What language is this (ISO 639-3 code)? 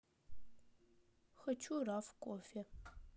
rus